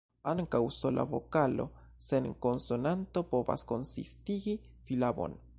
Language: Esperanto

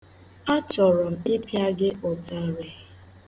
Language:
Igbo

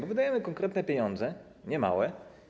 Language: Polish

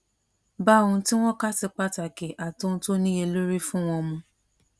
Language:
Yoruba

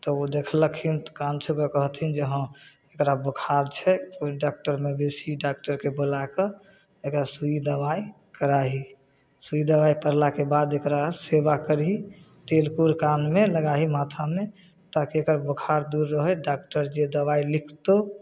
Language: Maithili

